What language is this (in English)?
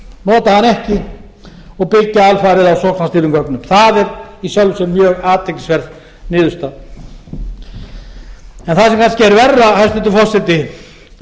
Icelandic